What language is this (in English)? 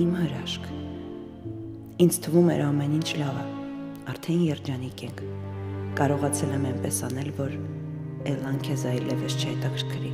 Romanian